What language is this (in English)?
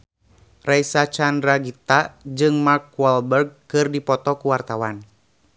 Sundanese